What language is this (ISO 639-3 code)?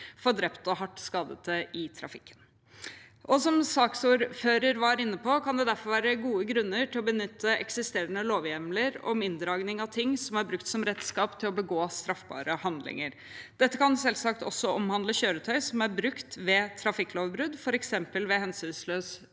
nor